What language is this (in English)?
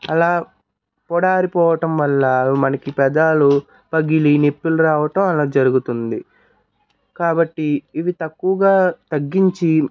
Telugu